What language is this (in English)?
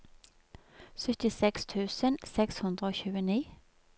Norwegian